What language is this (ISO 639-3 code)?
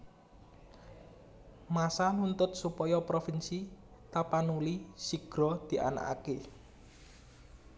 jav